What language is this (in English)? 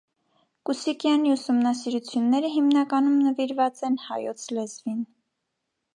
Armenian